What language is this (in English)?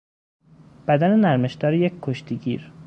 Persian